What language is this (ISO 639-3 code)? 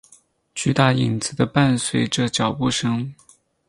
zho